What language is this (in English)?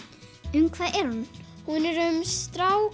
Icelandic